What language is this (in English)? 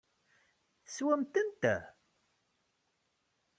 Kabyle